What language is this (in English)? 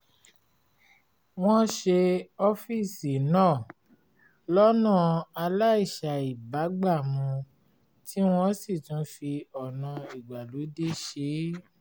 Yoruba